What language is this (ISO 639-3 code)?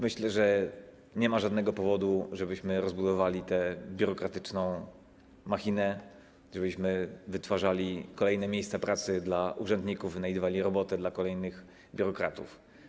pol